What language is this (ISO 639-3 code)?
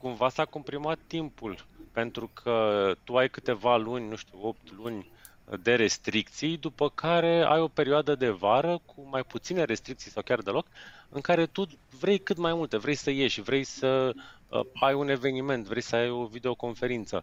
ron